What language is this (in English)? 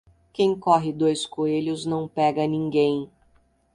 Portuguese